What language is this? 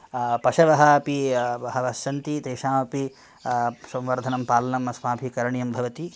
Sanskrit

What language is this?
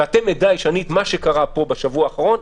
Hebrew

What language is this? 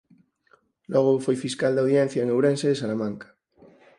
Galician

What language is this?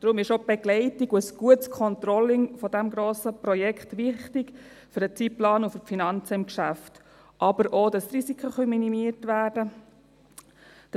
Swiss German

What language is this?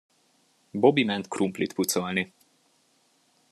Hungarian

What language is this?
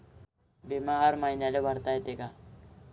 Marathi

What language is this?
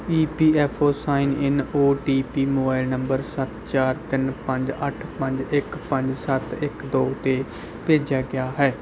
Punjabi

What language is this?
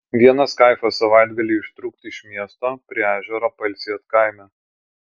Lithuanian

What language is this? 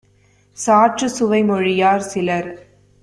Tamil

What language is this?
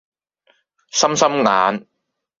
Cantonese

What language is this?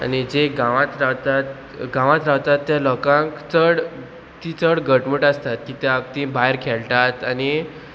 Konkani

